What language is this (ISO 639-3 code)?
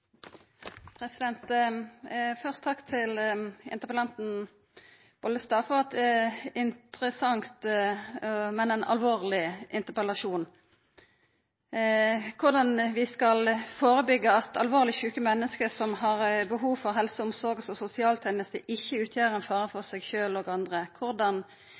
nno